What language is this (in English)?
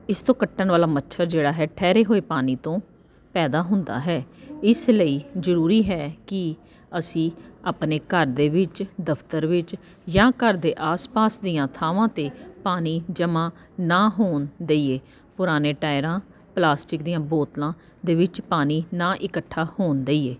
Punjabi